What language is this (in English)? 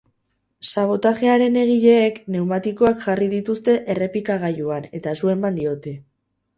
Basque